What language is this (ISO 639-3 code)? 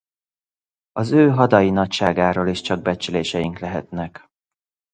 hun